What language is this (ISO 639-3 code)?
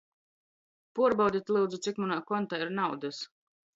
ltg